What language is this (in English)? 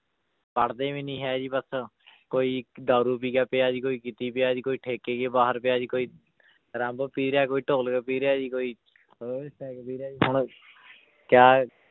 Punjabi